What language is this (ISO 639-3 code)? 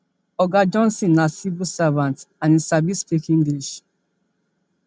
pcm